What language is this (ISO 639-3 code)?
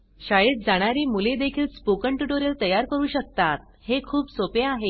mar